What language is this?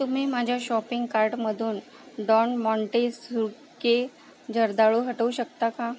Marathi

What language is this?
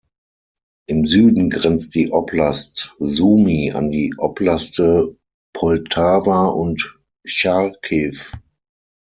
German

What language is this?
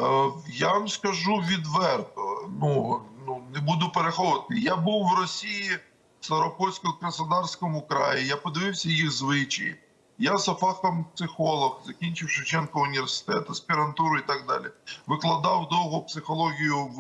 Ukrainian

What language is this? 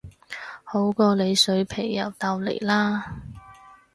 Cantonese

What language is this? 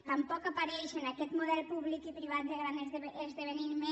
Catalan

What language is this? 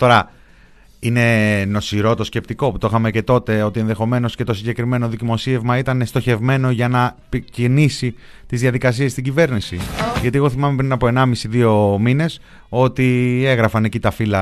Greek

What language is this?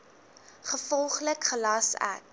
Afrikaans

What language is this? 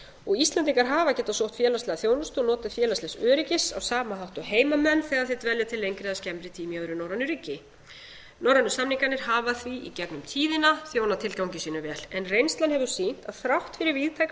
Icelandic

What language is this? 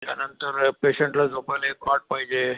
Marathi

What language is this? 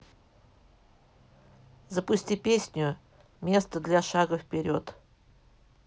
Russian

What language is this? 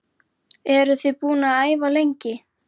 Icelandic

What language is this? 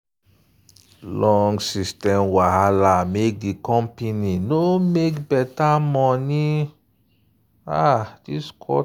Nigerian Pidgin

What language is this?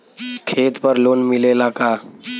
Bhojpuri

